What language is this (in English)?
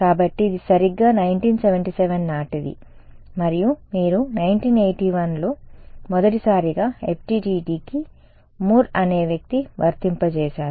Telugu